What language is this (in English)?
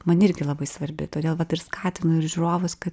Lithuanian